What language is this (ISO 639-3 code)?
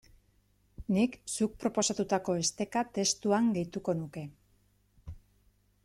eus